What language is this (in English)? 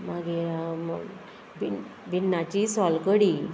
Konkani